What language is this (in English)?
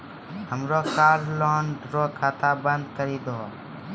Maithili